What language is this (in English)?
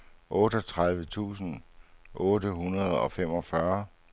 Danish